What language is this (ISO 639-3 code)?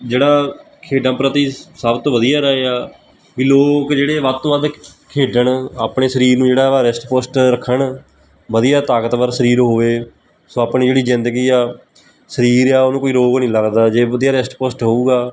pan